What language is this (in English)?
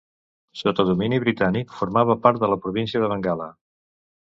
Catalan